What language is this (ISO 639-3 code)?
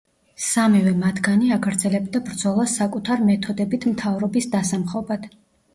kat